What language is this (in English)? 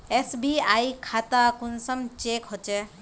Magahi